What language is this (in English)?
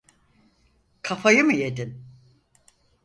Turkish